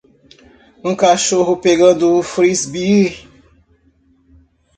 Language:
Portuguese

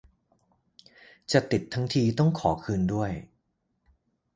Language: Thai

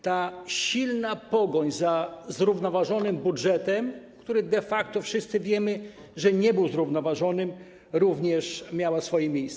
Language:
Polish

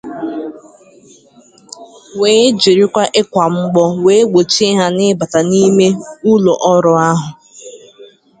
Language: Igbo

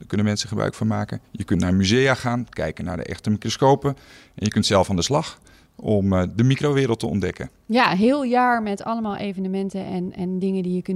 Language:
Dutch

